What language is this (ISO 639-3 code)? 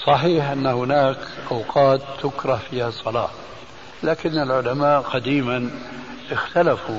ara